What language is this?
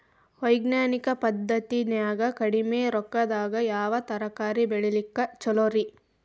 Kannada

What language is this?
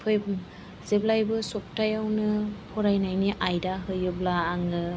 Bodo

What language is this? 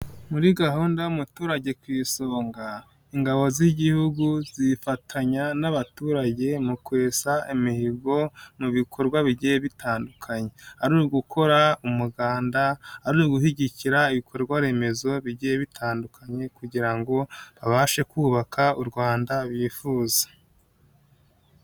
Kinyarwanda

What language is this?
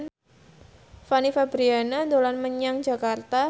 Javanese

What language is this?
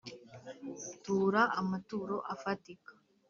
Kinyarwanda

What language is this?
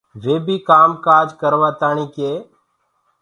Gurgula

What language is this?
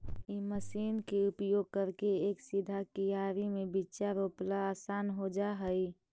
Magahi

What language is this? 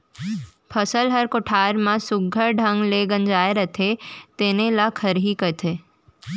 Chhattisgarhi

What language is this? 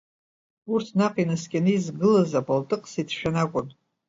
Abkhazian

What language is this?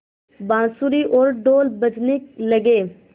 Hindi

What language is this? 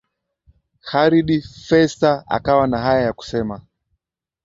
Swahili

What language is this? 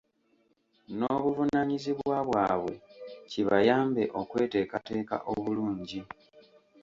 Ganda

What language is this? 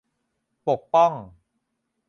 Thai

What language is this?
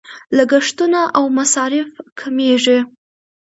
Pashto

